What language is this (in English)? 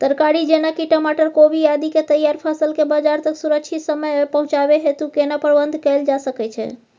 Maithili